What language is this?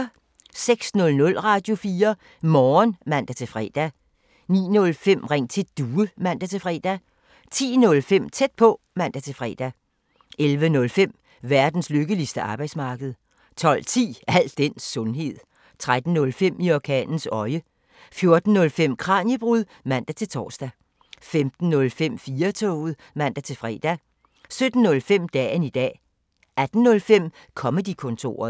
Danish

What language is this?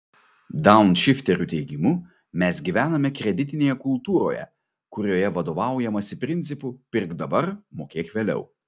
Lithuanian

